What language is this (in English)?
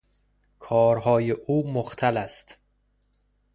Persian